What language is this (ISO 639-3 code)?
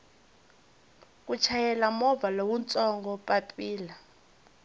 tso